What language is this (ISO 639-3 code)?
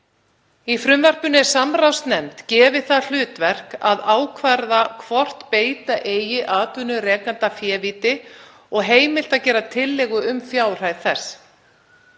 isl